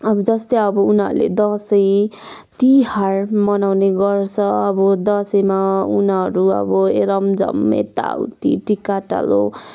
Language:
Nepali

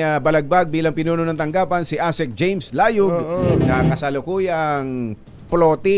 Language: Filipino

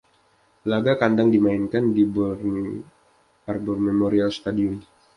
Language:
Indonesian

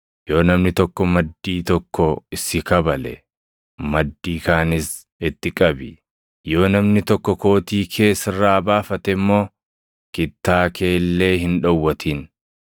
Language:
Oromo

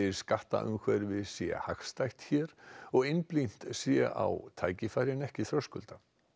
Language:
Icelandic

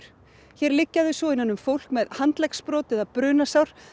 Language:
Icelandic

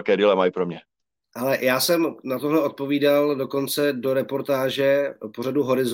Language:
Czech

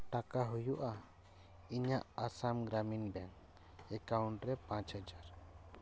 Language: Santali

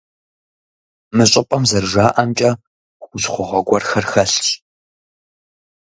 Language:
Kabardian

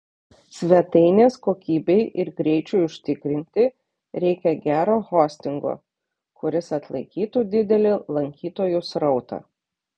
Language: Lithuanian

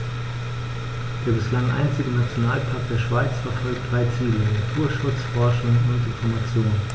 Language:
German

